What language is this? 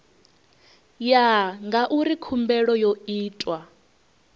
Venda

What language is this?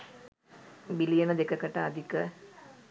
Sinhala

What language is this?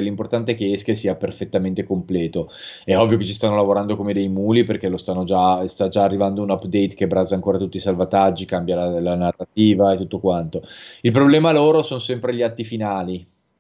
Italian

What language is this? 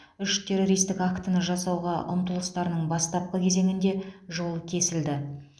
Kazakh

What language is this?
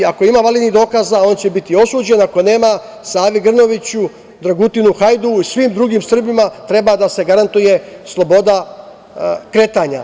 Serbian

